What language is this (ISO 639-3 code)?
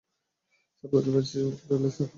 ben